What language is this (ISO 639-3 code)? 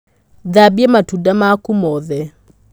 kik